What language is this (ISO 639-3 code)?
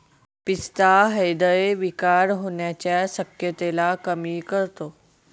mar